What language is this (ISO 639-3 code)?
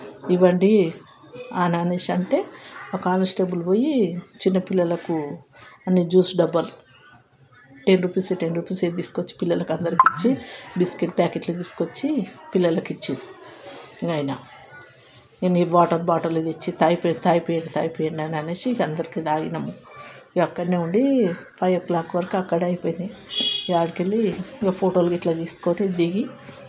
tel